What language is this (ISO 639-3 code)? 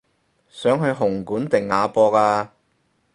yue